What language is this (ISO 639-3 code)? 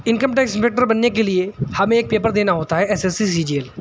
urd